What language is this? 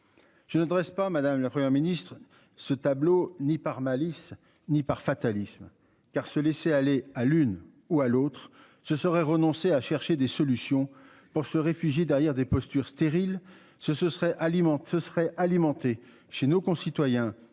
French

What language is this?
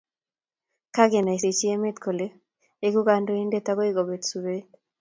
Kalenjin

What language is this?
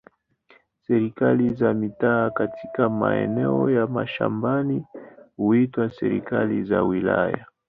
Swahili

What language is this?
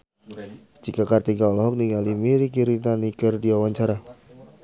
Sundanese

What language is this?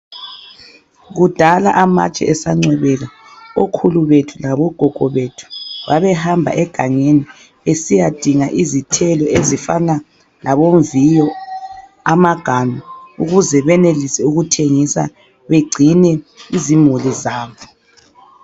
North Ndebele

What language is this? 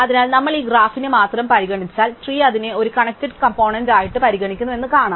Malayalam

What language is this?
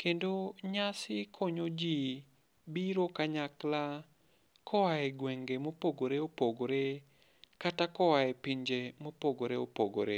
Luo (Kenya and Tanzania)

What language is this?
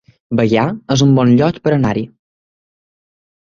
Catalan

